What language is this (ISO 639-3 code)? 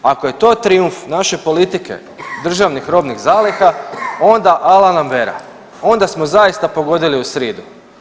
hrv